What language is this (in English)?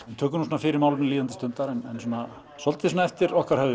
Icelandic